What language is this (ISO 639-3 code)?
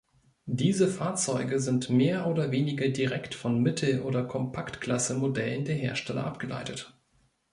deu